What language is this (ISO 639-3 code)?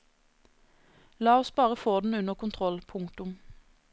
nor